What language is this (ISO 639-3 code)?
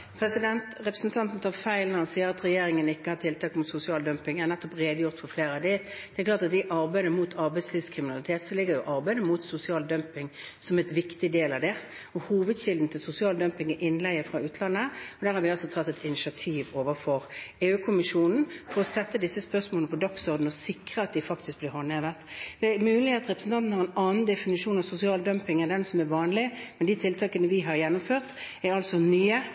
nob